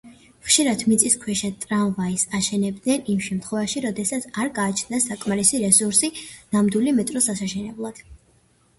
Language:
Georgian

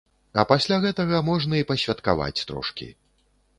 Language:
Belarusian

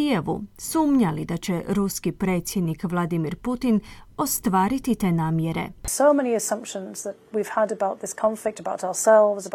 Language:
Croatian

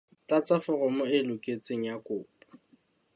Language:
Southern Sotho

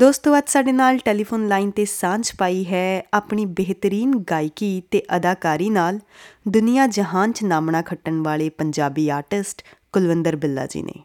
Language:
Punjabi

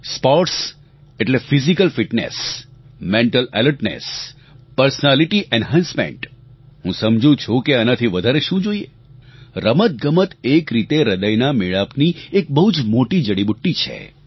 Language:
Gujarati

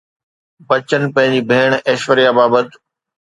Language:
Sindhi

